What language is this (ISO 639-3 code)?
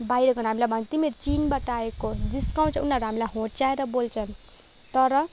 nep